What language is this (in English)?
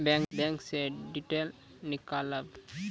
Maithili